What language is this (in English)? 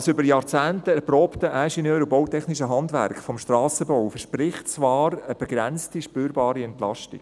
Swiss German